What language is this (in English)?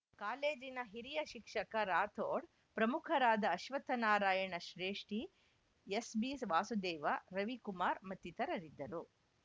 Kannada